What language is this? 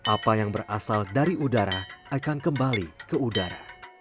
Indonesian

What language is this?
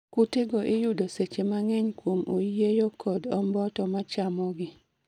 Luo (Kenya and Tanzania)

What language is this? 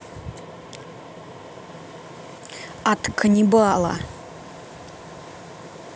Russian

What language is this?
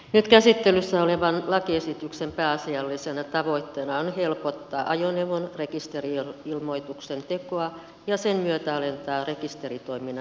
Finnish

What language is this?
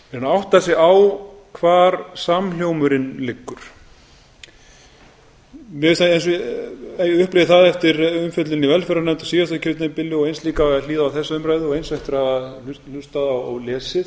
Icelandic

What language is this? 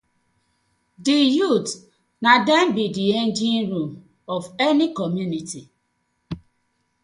Nigerian Pidgin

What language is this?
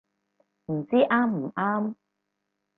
Cantonese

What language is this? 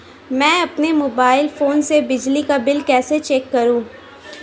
Hindi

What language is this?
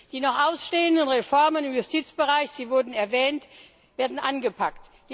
German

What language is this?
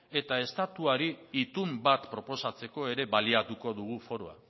Basque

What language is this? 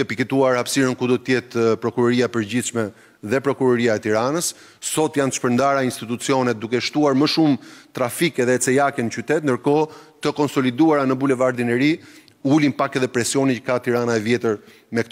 Romanian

